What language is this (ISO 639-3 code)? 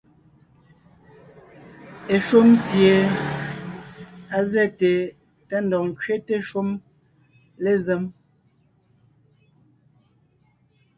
nnh